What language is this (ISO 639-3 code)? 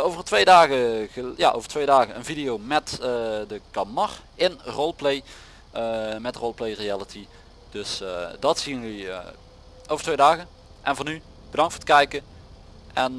nld